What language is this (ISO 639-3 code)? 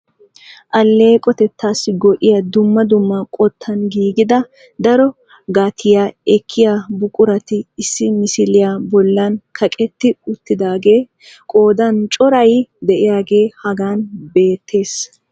wal